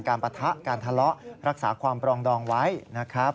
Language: Thai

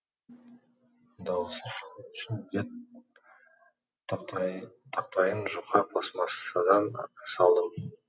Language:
Kazakh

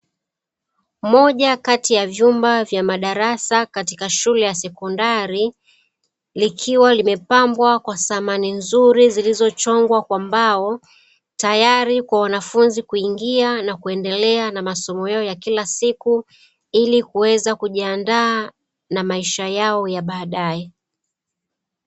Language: Swahili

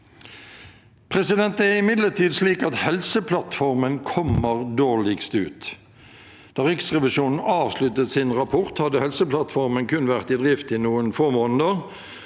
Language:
Norwegian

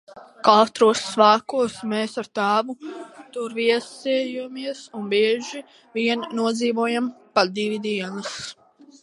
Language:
Latvian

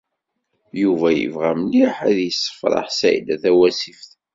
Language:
Kabyle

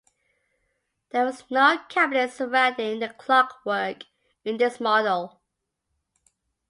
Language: English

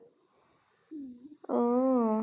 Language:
Assamese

